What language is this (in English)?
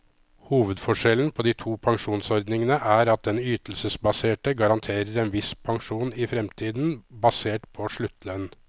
Norwegian